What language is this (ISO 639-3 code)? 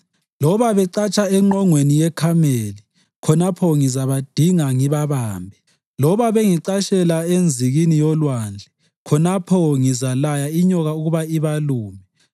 nde